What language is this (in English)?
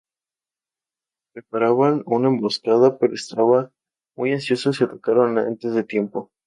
Spanish